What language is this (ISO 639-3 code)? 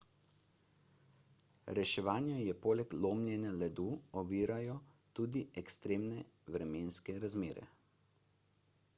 slv